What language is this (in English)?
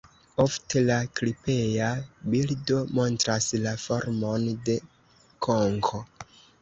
Esperanto